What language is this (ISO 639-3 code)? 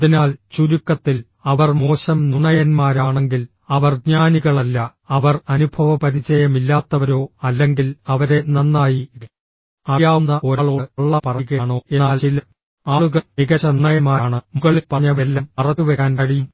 mal